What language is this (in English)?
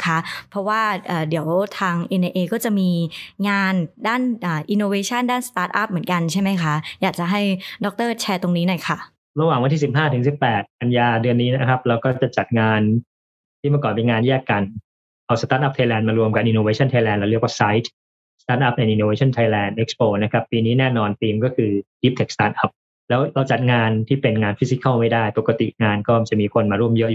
Thai